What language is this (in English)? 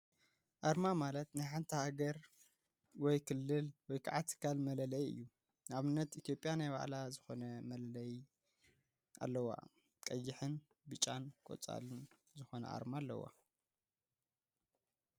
Tigrinya